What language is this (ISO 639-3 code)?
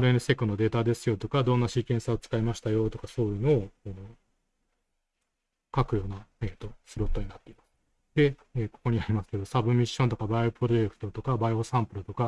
jpn